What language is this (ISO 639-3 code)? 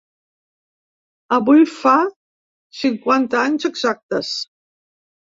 cat